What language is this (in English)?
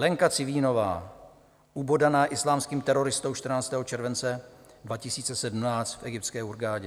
Czech